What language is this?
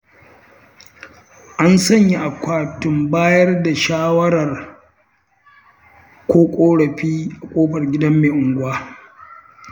Hausa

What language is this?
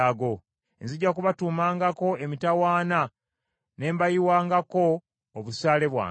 Ganda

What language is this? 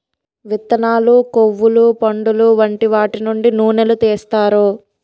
Telugu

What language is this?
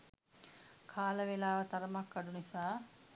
Sinhala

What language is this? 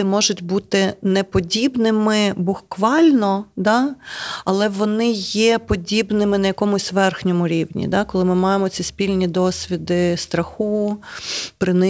Ukrainian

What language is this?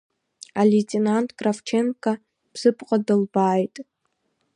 Abkhazian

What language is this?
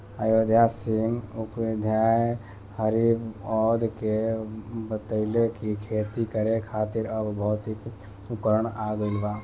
Bhojpuri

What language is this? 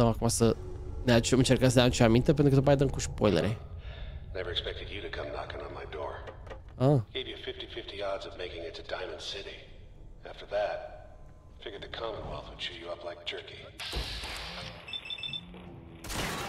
Romanian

